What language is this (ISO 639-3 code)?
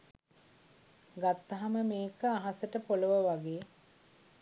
sin